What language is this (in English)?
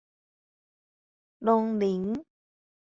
Min Nan Chinese